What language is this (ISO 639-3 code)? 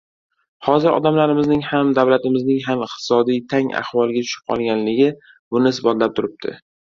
uzb